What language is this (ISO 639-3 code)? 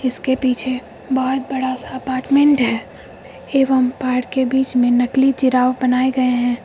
hin